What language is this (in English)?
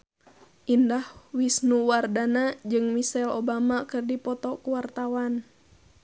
Sundanese